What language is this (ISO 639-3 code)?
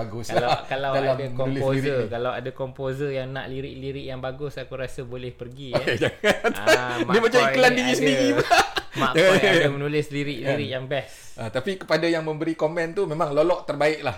msa